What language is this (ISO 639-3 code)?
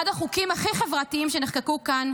heb